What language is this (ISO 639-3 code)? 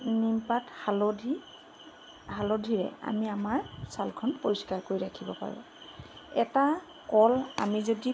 asm